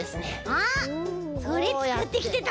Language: Japanese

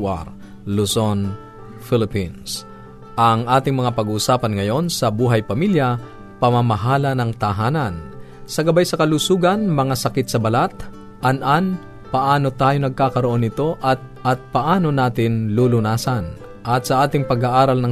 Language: Filipino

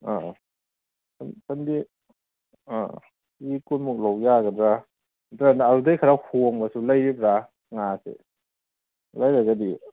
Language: Manipuri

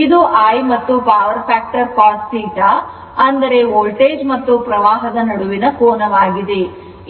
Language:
Kannada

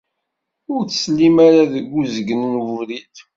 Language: Kabyle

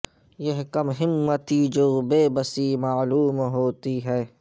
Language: Urdu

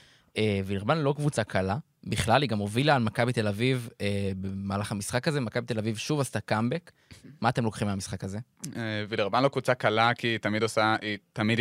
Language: Hebrew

